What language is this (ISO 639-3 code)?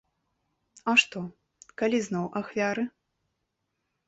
bel